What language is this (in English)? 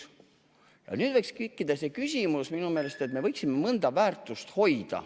Estonian